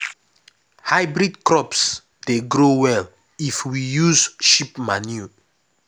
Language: Nigerian Pidgin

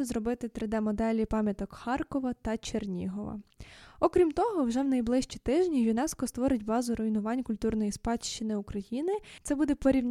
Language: Ukrainian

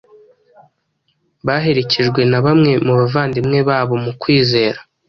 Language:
Kinyarwanda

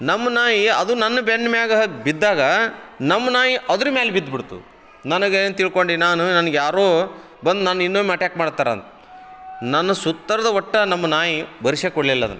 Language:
Kannada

